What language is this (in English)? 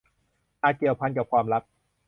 Thai